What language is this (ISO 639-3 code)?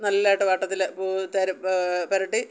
mal